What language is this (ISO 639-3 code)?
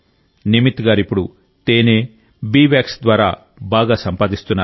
tel